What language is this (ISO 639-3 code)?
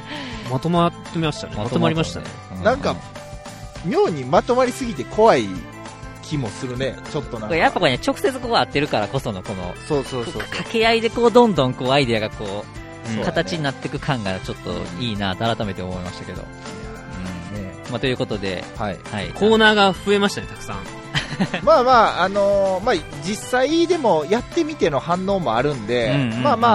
jpn